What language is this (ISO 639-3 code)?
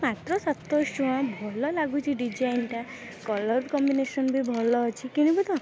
ori